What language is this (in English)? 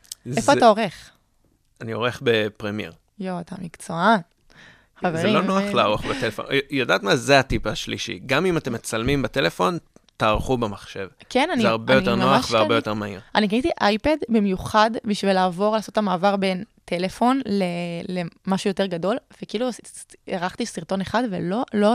Hebrew